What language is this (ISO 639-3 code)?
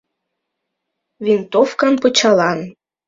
chm